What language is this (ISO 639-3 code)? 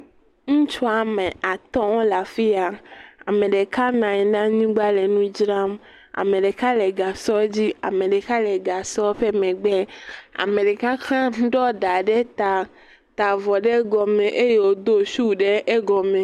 ewe